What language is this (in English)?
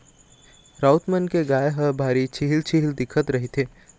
Chhattisgarhi